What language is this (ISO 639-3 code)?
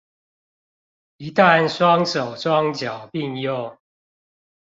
zho